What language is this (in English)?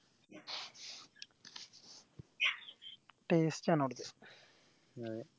Malayalam